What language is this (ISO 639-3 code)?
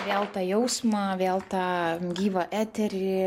lit